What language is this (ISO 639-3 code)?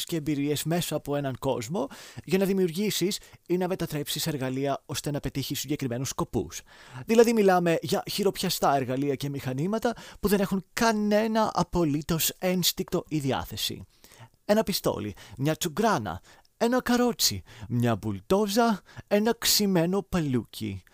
ell